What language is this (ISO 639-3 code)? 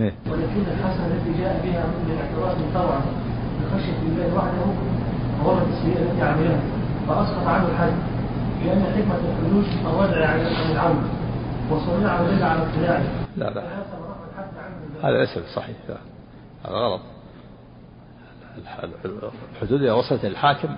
ara